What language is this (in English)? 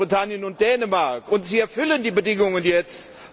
German